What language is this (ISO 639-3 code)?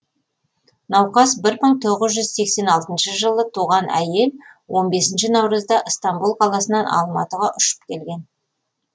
kaz